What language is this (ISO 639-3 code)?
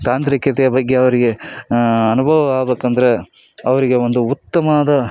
kan